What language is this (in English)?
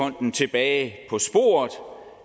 Danish